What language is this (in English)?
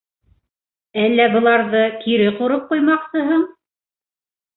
Bashkir